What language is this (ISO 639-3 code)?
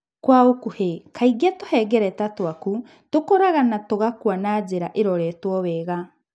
kik